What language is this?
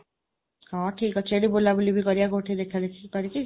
Odia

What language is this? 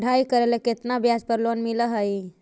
Magahi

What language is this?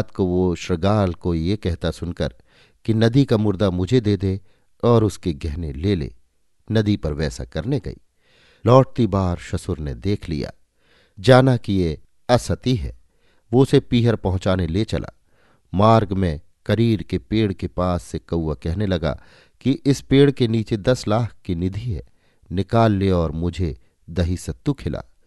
Hindi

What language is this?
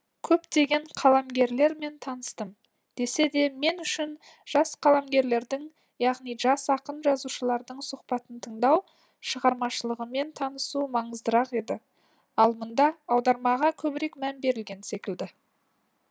Kazakh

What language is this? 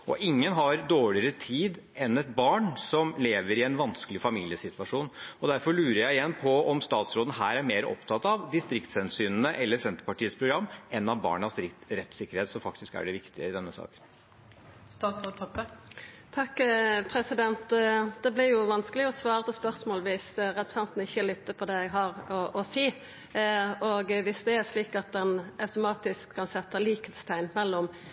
Norwegian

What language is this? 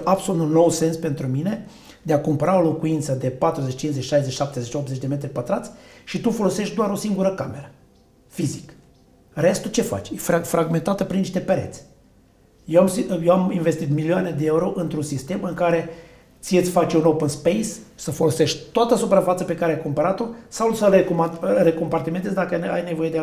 Romanian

